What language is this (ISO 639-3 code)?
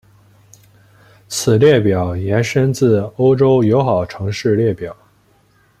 zho